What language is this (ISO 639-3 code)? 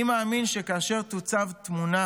heb